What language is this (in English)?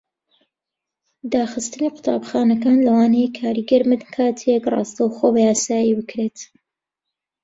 Central Kurdish